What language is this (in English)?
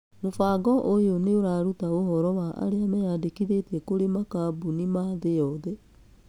Kikuyu